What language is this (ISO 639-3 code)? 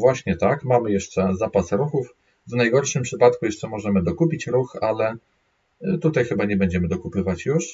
pol